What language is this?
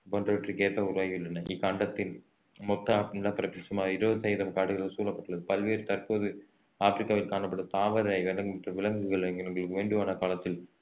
Tamil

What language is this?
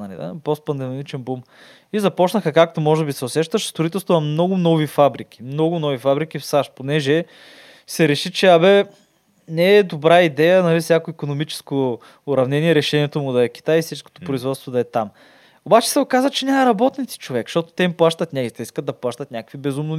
Bulgarian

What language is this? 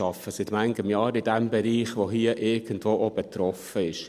Swiss German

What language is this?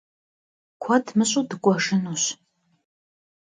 Kabardian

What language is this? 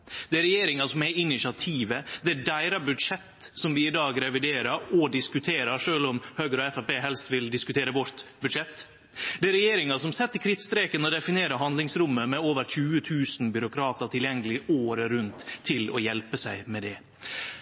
Norwegian Nynorsk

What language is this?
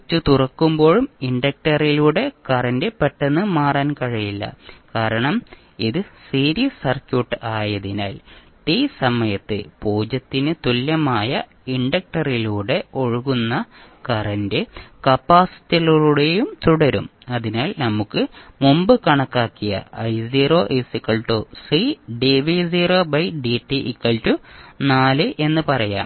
Malayalam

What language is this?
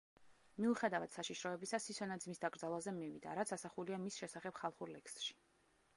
Georgian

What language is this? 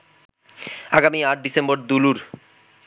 Bangla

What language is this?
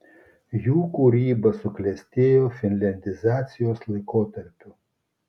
Lithuanian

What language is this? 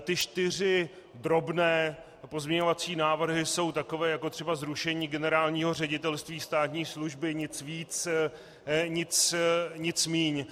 Czech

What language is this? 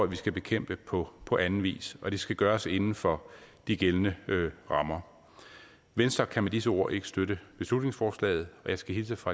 Danish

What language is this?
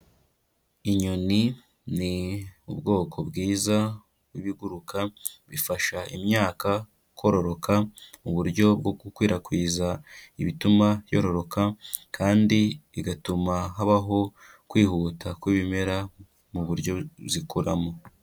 Kinyarwanda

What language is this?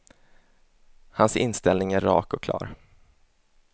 Swedish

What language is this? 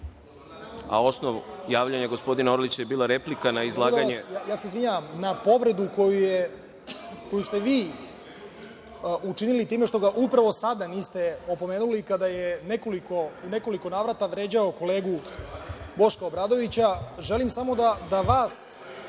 Serbian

